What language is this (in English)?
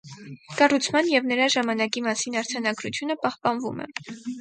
Armenian